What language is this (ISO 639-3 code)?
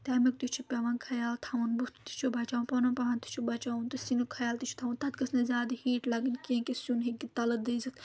kas